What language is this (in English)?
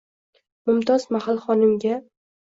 Uzbek